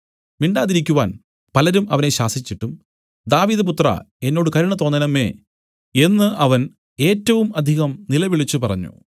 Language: Malayalam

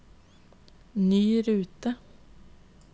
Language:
Norwegian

